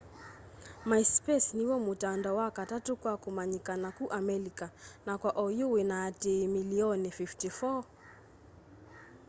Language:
Kamba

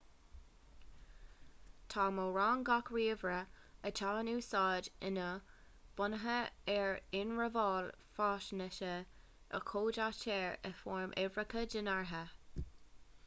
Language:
Irish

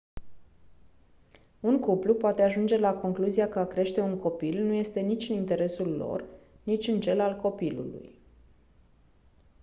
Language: Romanian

